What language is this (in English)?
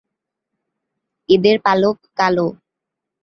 Bangla